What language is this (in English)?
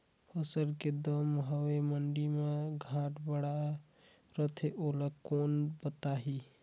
Chhattisgarhi